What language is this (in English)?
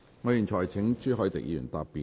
Cantonese